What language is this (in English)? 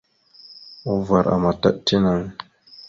Mada (Cameroon)